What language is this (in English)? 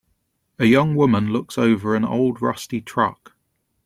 English